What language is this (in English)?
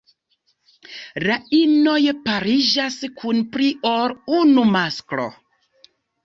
Esperanto